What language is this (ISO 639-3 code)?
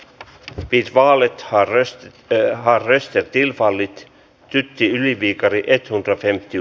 fin